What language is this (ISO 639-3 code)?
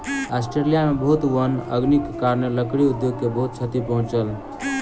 mai